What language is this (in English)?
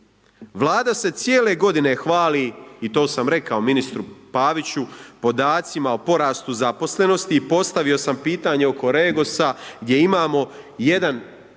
Croatian